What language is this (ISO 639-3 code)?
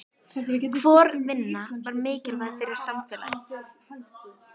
isl